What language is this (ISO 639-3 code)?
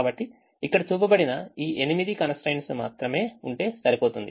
tel